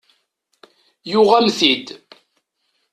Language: Kabyle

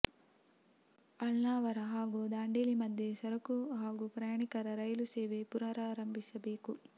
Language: Kannada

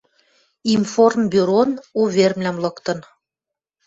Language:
Western Mari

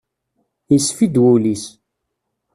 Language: Kabyle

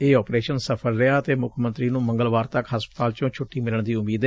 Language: Punjabi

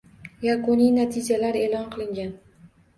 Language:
Uzbek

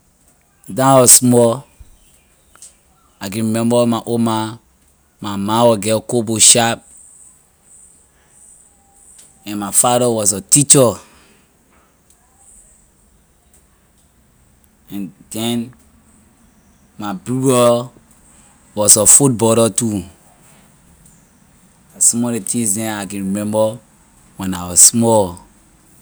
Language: Liberian English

